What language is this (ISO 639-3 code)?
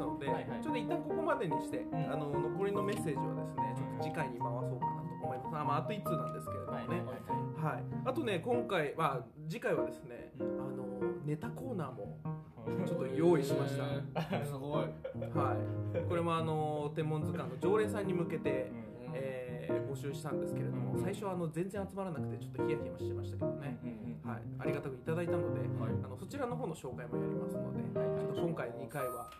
jpn